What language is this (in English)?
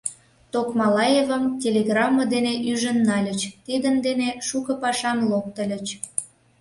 Mari